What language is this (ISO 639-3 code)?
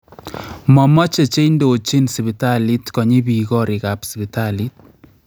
kln